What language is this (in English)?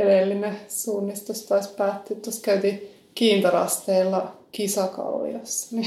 Finnish